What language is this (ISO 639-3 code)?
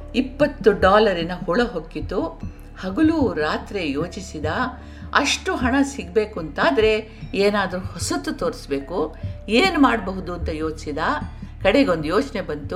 kan